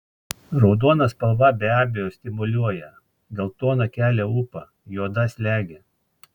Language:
Lithuanian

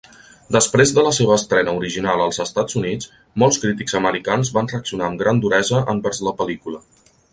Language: Catalan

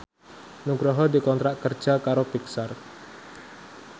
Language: Javanese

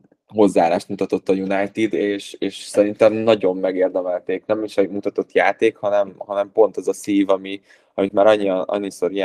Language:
Hungarian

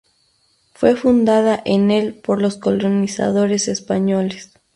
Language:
Spanish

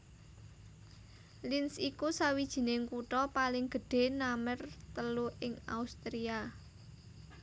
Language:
Javanese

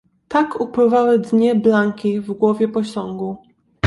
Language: Polish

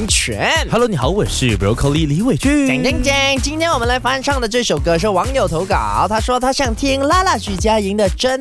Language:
Chinese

